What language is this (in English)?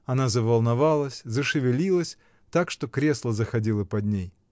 Russian